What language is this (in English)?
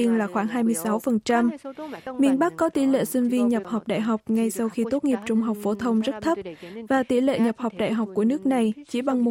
Vietnamese